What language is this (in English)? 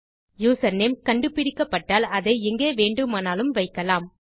Tamil